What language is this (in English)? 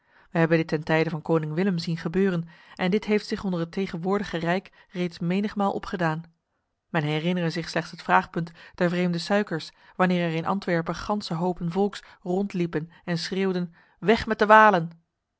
Dutch